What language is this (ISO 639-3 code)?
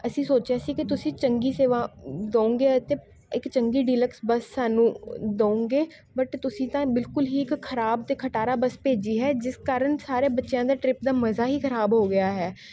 pan